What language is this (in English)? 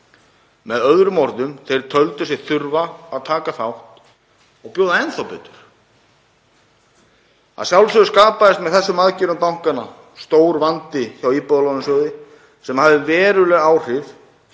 Icelandic